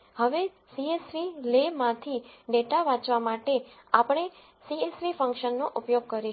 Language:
Gujarati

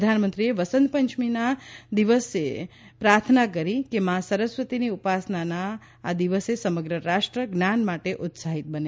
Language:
Gujarati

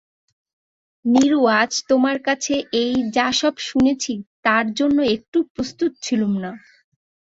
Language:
Bangla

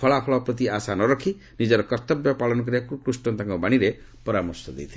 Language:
Odia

